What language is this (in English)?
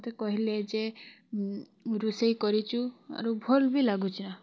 Odia